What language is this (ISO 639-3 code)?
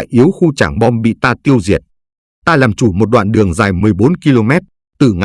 vie